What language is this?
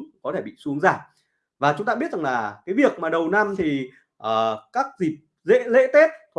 Vietnamese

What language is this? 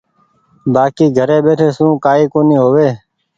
Goaria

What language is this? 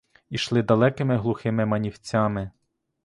Ukrainian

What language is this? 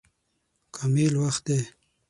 Pashto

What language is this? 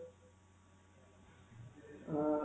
Punjabi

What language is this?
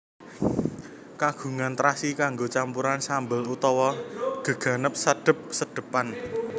Javanese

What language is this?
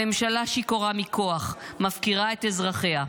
Hebrew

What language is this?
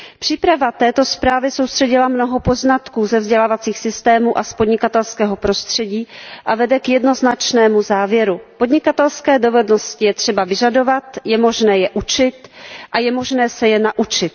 Czech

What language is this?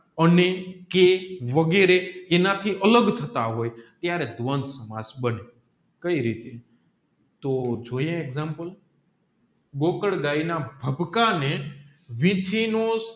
Gujarati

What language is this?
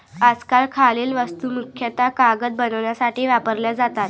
Marathi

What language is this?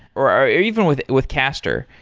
English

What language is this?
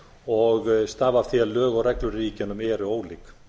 Icelandic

